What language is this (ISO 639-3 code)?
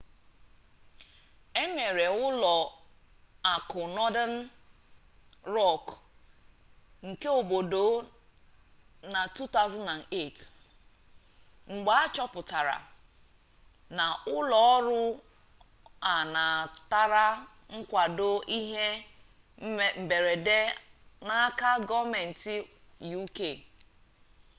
ibo